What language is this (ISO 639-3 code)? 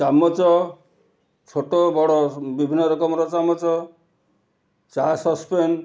ori